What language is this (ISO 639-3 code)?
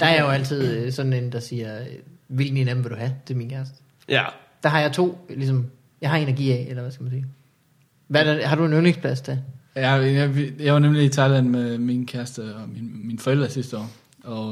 dan